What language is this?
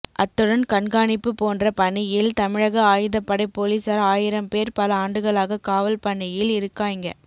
Tamil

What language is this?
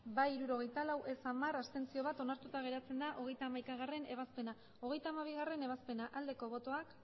Basque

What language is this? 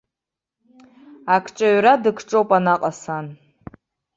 Abkhazian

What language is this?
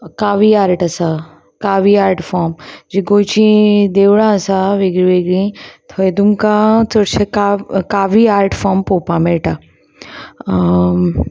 Konkani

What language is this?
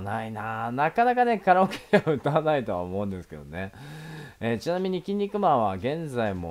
Japanese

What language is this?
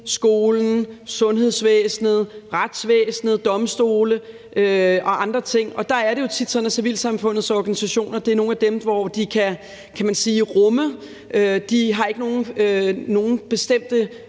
Danish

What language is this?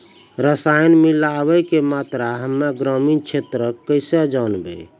Maithili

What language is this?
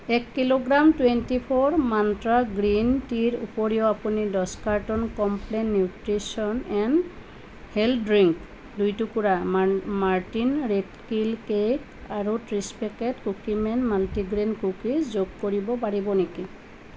Assamese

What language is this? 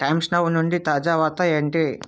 Telugu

